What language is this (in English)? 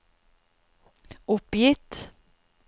Norwegian